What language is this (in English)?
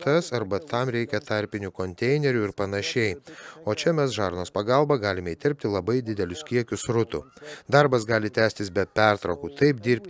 Lithuanian